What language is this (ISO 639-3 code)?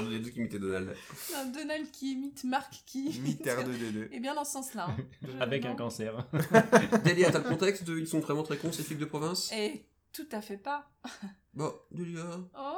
fra